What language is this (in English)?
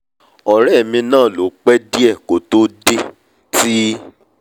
Yoruba